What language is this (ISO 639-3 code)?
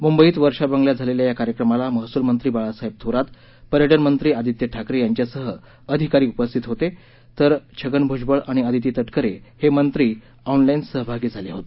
mar